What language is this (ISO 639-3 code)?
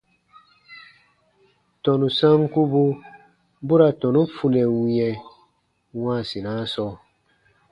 bba